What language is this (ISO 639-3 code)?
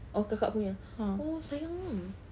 eng